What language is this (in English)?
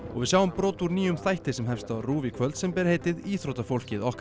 Icelandic